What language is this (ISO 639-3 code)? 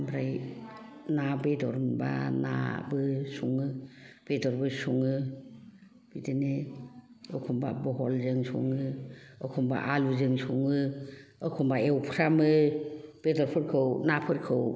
brx